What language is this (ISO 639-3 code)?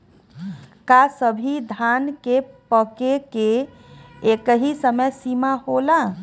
bho